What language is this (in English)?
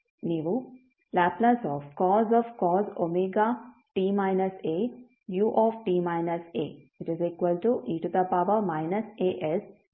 Kannada